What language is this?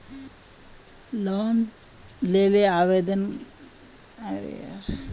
Magahi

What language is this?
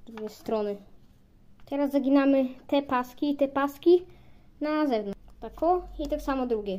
Polish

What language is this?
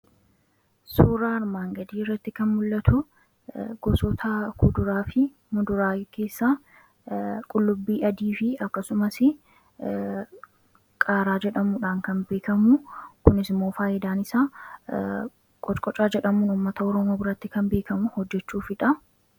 Oromo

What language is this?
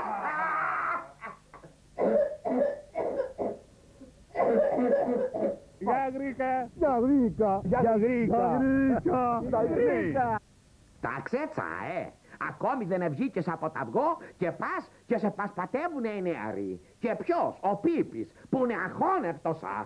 Greek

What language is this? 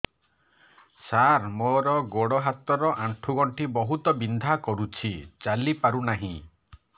Odia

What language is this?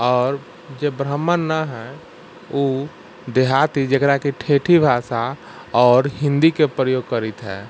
Maithili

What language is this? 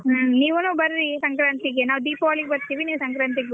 Kannada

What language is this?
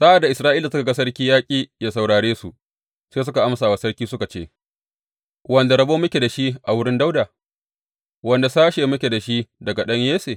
Hausa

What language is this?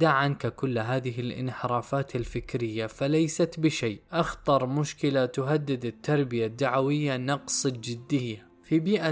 Arabic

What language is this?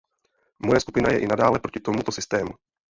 Czech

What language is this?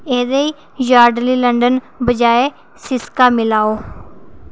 Dogri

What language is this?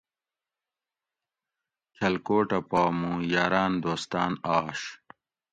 Gawri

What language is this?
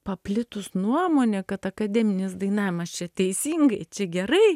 Lithuanian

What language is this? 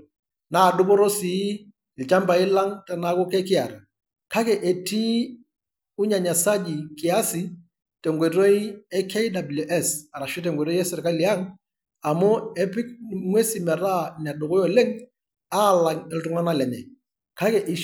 Masai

